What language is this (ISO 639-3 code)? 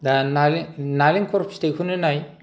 brx